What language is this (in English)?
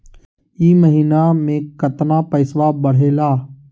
Magahi